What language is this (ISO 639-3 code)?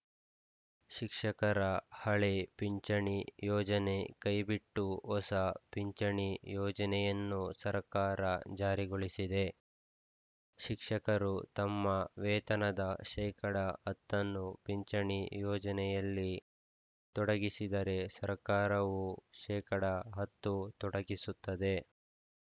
kan